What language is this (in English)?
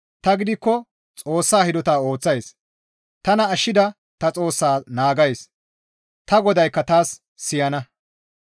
Gamo